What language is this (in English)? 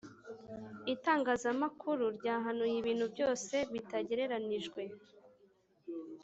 Kinyarwanda